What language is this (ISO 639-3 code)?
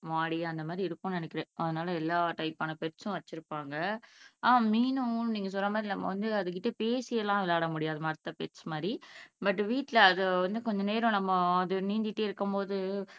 tam